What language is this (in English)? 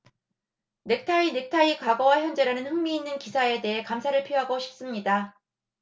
Korean